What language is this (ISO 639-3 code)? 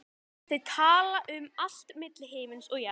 isl